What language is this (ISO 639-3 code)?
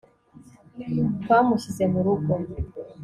kin